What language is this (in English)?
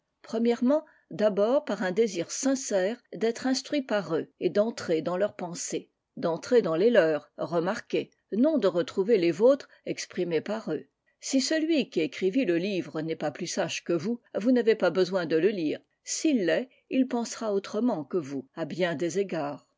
French